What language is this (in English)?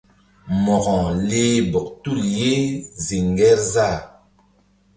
Mbum